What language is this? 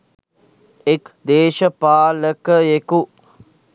Sinhala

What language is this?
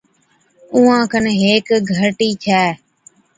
Od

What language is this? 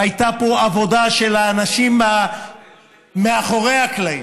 Hebrew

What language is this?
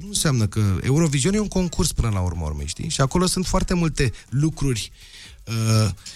Romanian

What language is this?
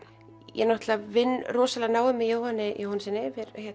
Icelandic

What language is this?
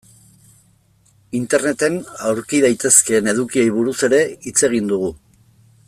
Basque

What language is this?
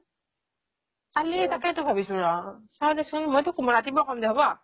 Assamese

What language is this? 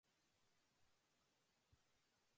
Japanese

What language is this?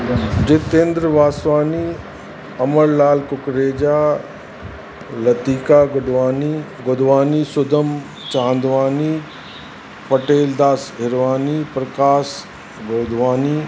Sindhi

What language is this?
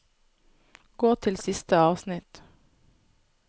Norwegian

